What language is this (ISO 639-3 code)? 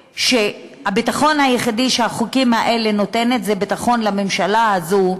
heb